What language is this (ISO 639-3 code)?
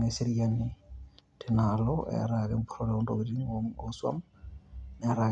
mas